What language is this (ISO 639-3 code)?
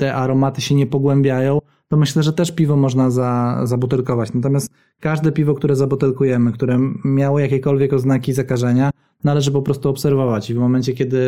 pol